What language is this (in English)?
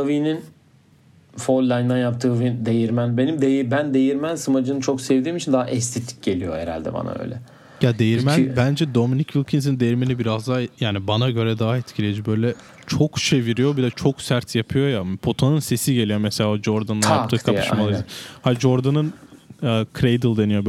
Turkish